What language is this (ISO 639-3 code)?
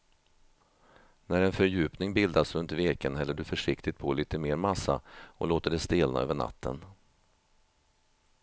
swe